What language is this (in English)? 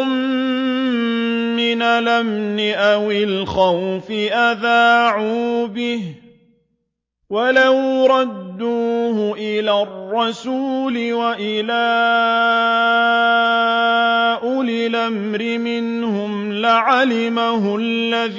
Arabic